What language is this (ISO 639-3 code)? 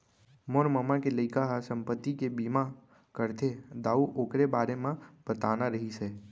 hne